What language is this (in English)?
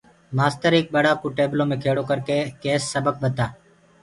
Gurgula